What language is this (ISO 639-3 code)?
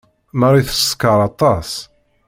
kab